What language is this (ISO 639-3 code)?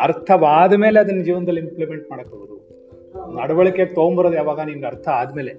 kan